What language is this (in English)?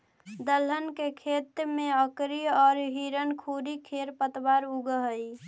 Magahi